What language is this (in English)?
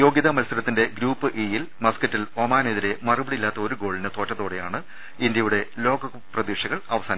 Malayalam